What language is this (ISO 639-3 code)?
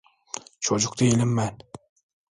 tur